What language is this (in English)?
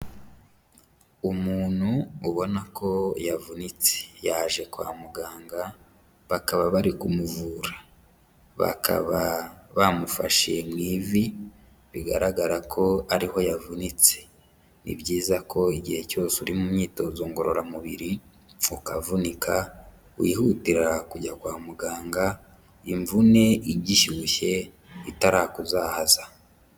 Kinyarwanda